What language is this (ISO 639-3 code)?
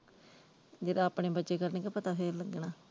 pan